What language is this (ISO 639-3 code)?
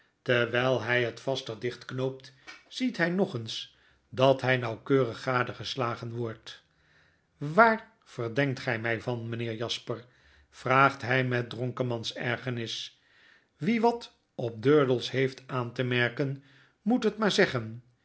nld